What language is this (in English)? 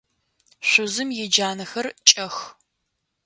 Adyghe